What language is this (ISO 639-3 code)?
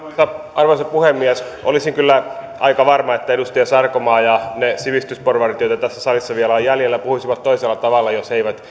fin